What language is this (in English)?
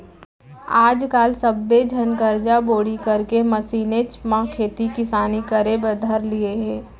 Chhattisgarhi